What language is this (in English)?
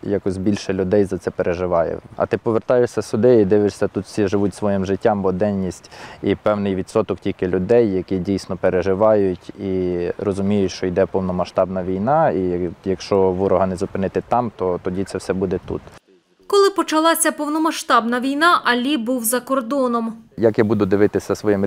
Ukrainian